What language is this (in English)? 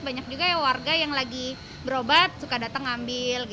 Indonesian